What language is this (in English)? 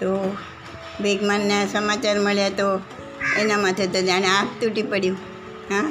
Gujarati